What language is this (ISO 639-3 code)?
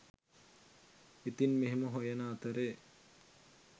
sin